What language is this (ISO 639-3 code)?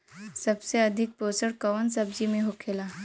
bho